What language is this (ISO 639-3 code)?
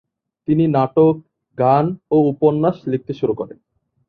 ben